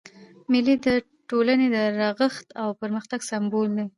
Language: Pashto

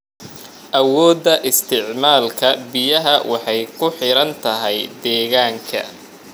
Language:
Somali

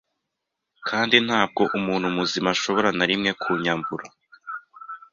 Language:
Kinyarwanda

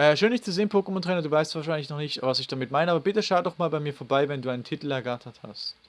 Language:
German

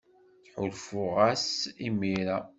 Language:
Kabyle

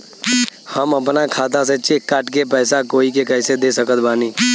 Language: Bhojpuri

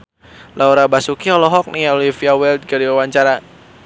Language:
Sundanese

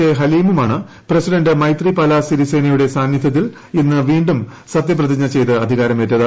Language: Malayalam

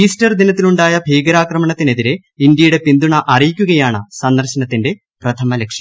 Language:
Malayalam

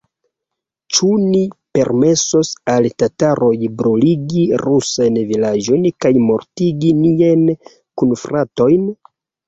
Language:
Esperanto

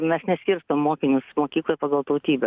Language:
Lithuanian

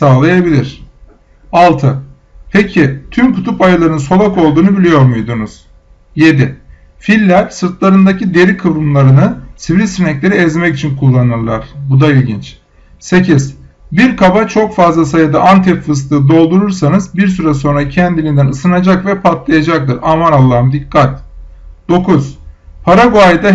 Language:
Turkish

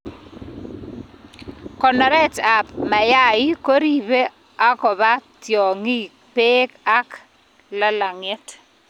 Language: Kalenjin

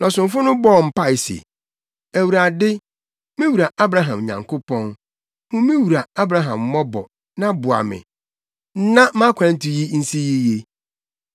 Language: Akan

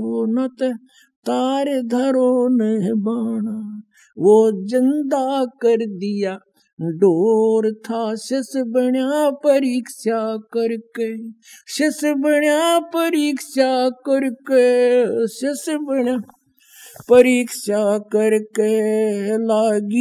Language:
Hindi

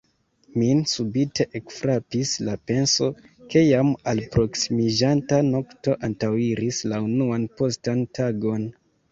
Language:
Esperanto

